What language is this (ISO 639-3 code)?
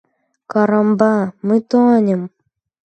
rus